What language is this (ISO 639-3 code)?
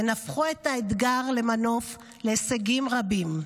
heb